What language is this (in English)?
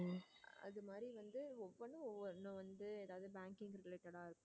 Tamil